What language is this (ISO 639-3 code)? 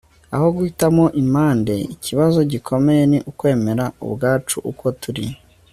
kin